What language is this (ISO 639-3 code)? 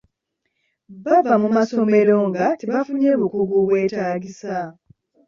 lug